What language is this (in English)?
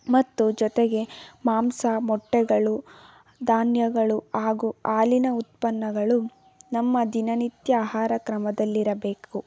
Kannada